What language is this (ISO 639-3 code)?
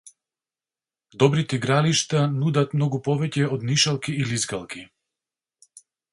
mkd